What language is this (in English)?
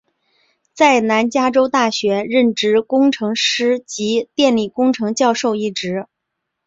Chinese